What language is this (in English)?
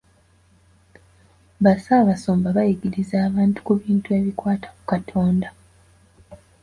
Ganda